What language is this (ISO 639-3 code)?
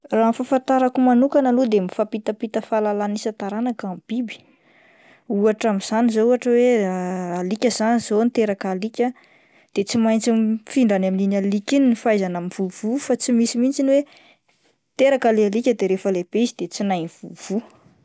mlg